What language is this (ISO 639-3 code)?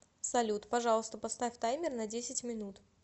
rus